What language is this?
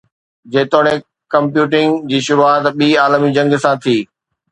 Sindhi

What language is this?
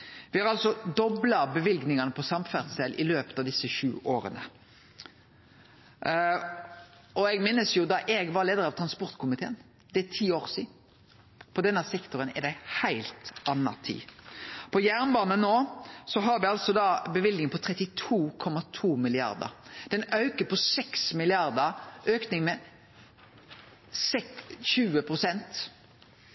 Norwegian Nynorsk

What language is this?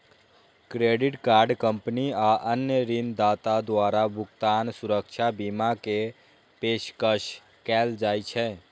Maithili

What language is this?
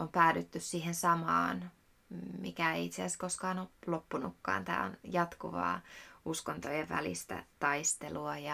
Finnish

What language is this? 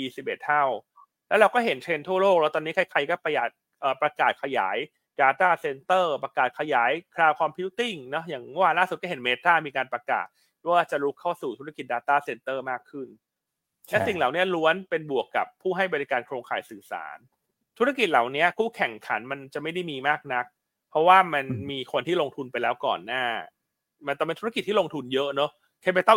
Thai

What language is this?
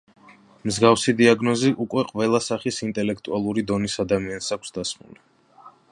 Georgian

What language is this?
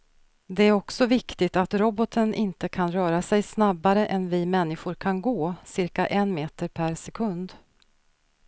Swedish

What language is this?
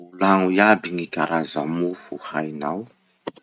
Masikoro Malagasy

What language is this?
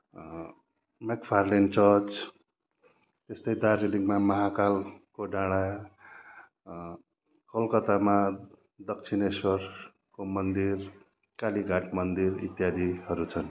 Nepali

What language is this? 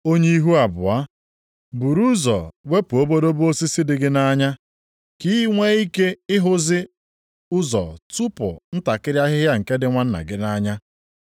Igbo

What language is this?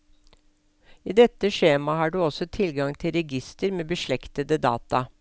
Norwegian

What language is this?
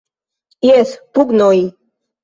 Esperanto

